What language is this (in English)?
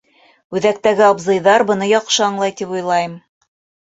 Bashkir